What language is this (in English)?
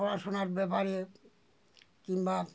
Bangla